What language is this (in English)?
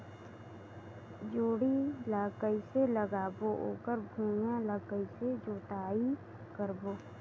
Chhattisgarhi